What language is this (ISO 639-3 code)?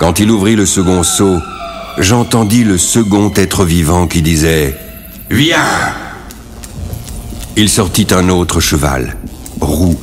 fra